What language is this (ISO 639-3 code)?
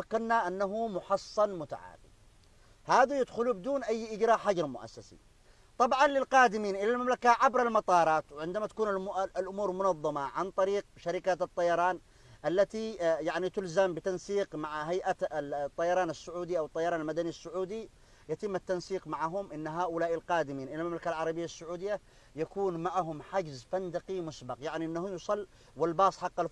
ara